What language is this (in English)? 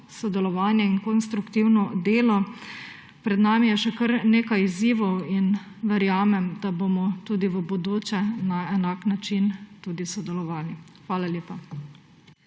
Slovenian